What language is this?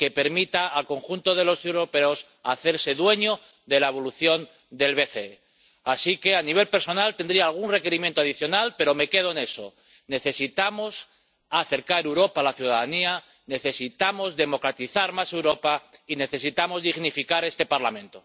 Spanish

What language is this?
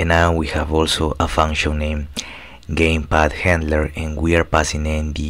English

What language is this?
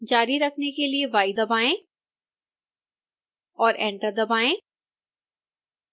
Hindi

